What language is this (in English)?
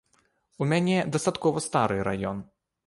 Belarusian